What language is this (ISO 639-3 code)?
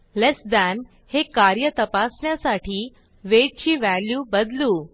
mar